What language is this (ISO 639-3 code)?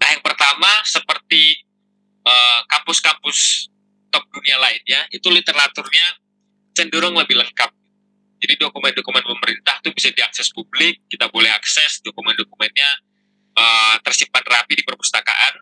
ind